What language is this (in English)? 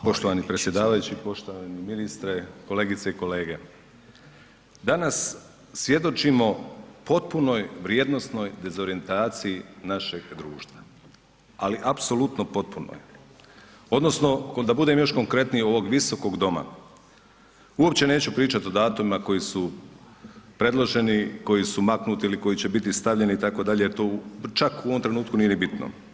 Croatian